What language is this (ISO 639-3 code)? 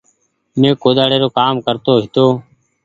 gig